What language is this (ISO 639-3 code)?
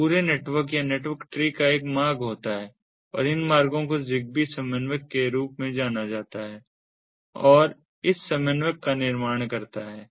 hin